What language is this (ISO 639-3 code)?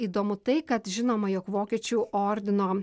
lit